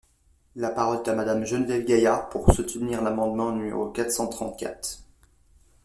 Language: French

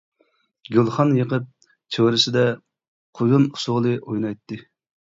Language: Uyghur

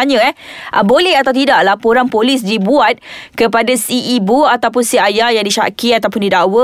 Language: Malay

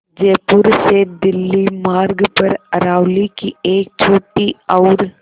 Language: Hindi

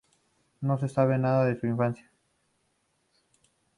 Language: Spanish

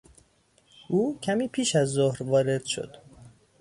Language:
Persian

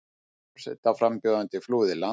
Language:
Icelandic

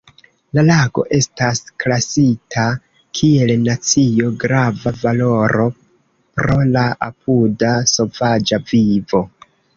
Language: Esperanto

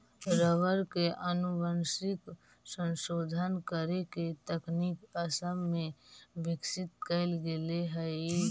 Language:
Magahi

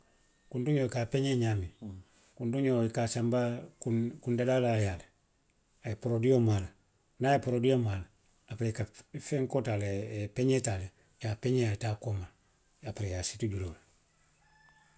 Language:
Western Maninkakan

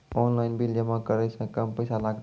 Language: Maithili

